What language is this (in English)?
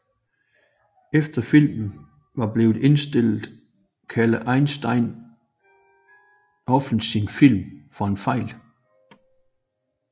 Danish